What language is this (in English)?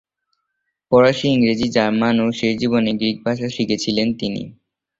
Bangla